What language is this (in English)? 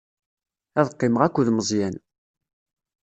Kabyle